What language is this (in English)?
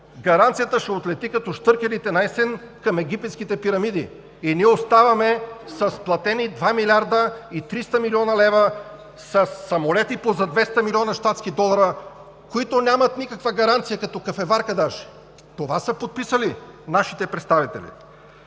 Bulgarian